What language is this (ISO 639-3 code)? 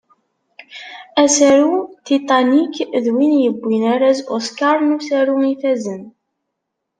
kab